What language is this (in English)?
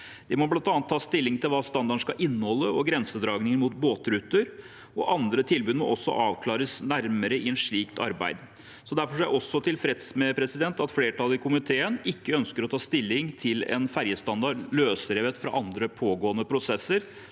Norwegian